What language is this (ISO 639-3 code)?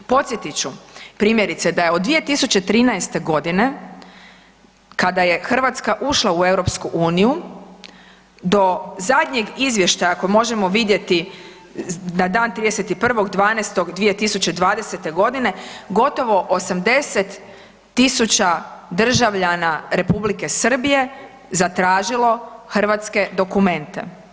hrv